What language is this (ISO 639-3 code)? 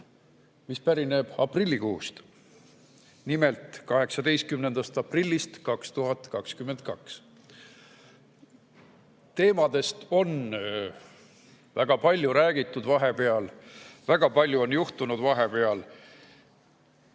est